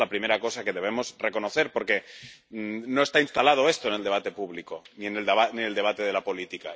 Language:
Spanish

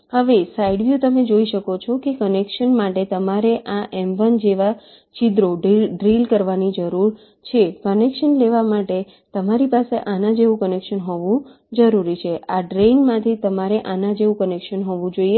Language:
Gujarati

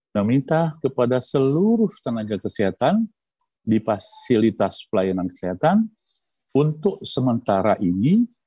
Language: Indonesian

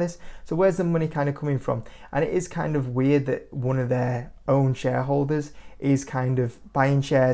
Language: English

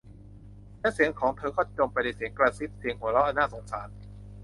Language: Thai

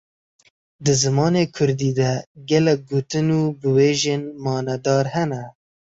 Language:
Kurdish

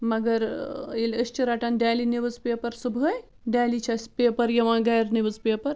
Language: Kashmiri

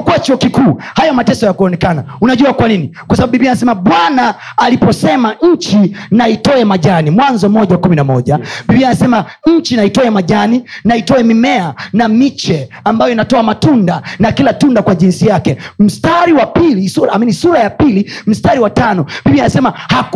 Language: Swahili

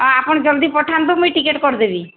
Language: Odia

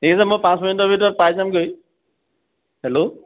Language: Assamese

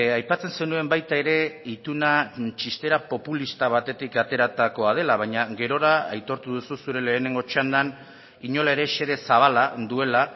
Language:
Basque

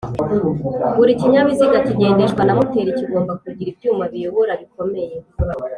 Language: Kinyarwanda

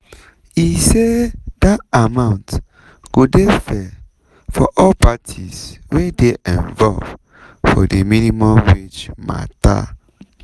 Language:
Nigerian Pidgin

